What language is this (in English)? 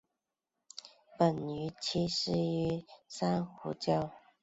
Chinese